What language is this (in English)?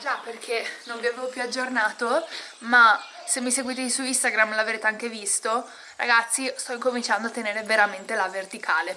Italian